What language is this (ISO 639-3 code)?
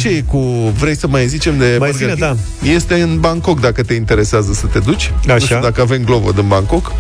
ron